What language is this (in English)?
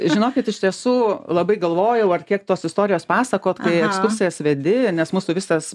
Lithuanian